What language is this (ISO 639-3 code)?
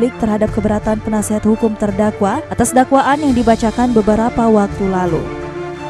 ind